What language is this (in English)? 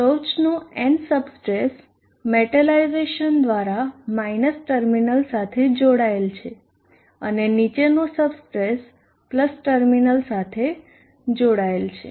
Gujarati